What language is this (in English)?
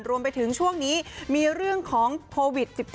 Thai